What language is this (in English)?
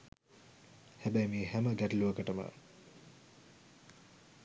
Sinhala